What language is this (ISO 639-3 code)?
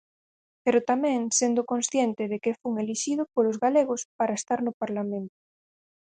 glg